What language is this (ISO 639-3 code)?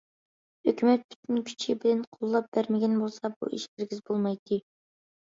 uig